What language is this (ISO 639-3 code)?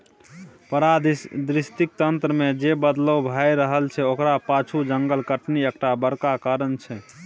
mai